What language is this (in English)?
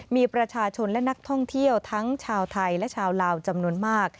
Thai